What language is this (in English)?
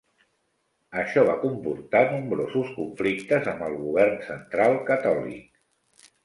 Catalan